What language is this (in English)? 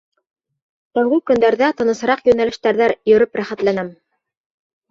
Bashkir